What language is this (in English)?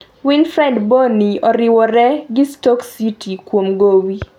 Luo (Kenya and Tanzania)